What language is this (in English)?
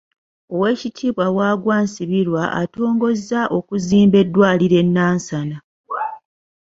Ganda